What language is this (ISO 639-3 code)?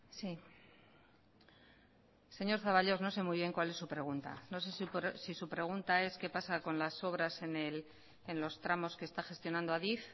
spa